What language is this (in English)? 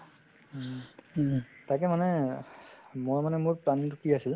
Assamese